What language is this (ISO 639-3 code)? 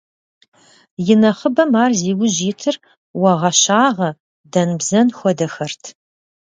kbd